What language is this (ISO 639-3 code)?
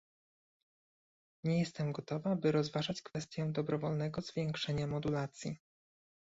pol